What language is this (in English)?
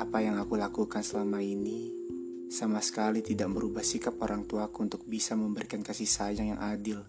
Indonesian